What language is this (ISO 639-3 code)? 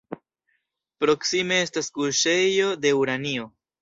epo